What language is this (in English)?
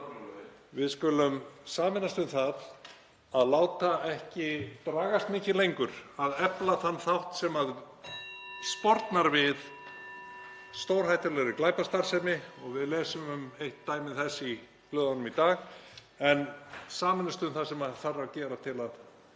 Icelandic